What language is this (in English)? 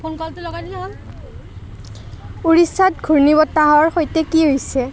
Assamese